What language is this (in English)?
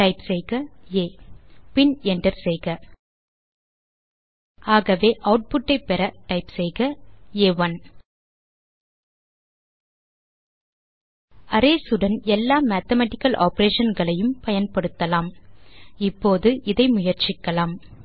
Tamil